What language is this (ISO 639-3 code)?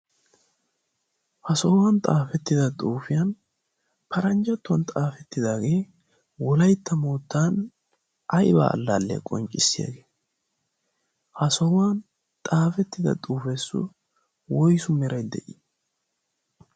wal